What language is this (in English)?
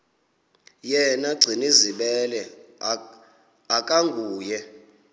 Xhosa